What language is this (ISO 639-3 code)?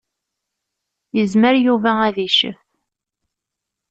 kab